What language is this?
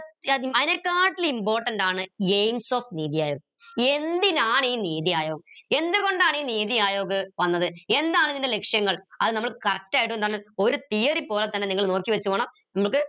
Malayalam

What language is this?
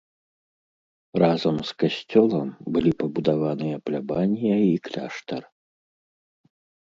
Belarusian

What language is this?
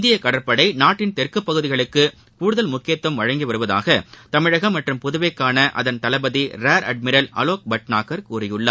Tamil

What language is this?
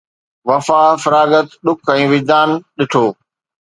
Sindhi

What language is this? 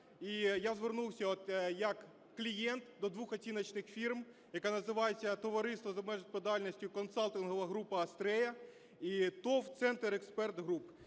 Ukrainian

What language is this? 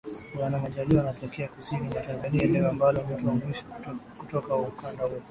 Swahili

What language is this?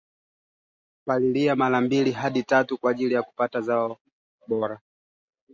Swahili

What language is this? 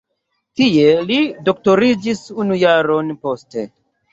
Esperanto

